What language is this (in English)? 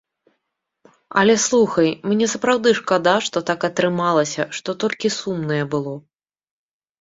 Belarusian